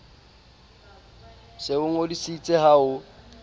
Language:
Southern Sotho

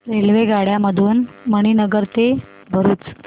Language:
Marathi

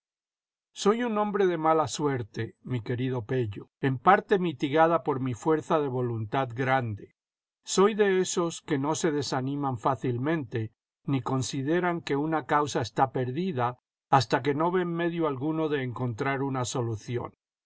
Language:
Spanish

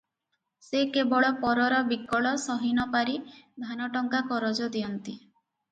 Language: Odia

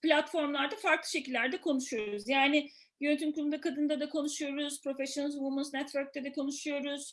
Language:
Turkish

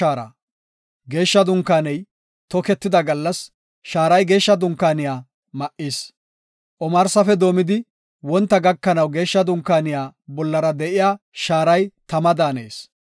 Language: Gofa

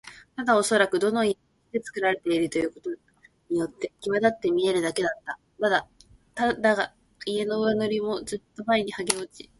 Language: Japanese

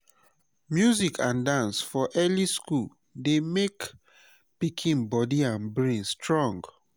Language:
Nigerian Pidgin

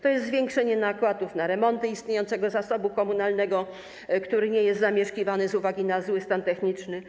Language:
Polish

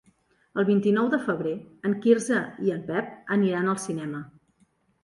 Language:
Catalan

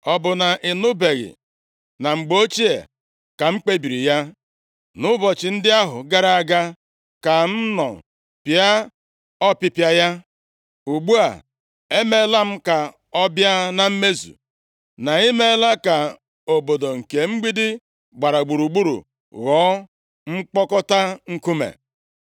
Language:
Igbo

